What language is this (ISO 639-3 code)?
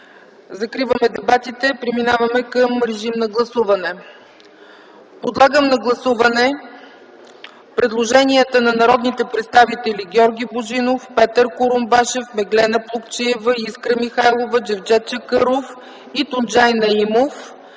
bul